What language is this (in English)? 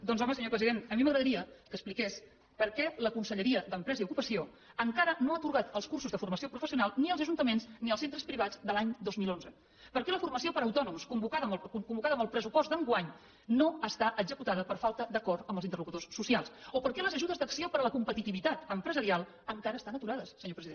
Catalan